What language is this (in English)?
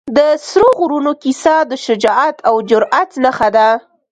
Pashto